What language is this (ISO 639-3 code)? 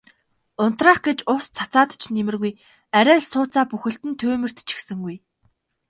mon